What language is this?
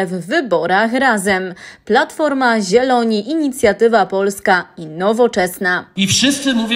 Polish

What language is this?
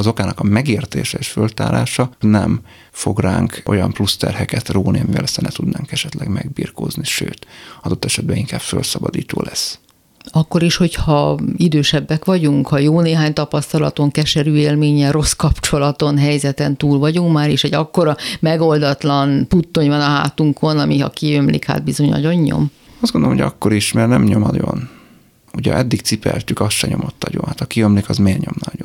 Hungarian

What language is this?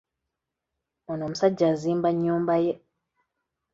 Ganda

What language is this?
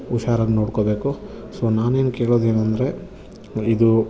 Kannada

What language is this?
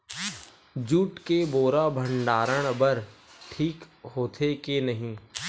Chhattisgarhi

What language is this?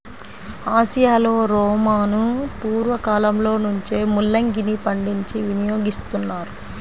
Telugu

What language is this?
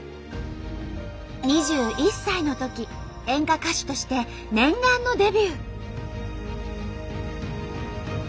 Japanese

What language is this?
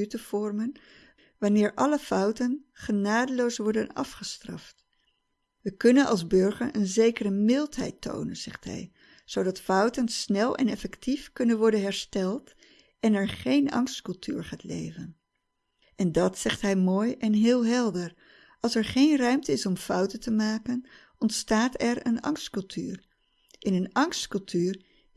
Dutch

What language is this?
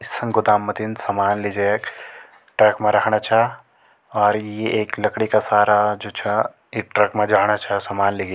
Garhwali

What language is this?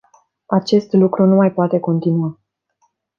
Romanian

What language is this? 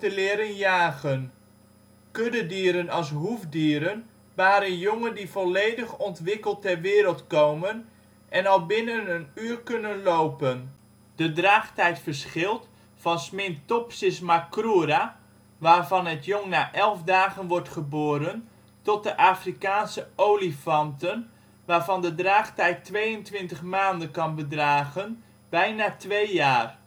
Dutch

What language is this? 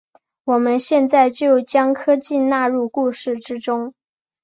Chinese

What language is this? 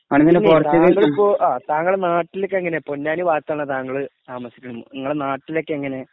Malayalam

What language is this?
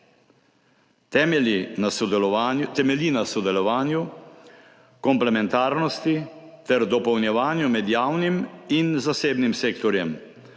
Slovenian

